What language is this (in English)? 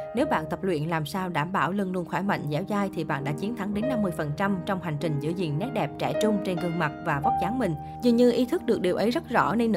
Vietnamese